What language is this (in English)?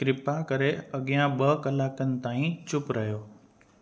Sindhi